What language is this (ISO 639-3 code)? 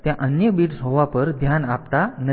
guj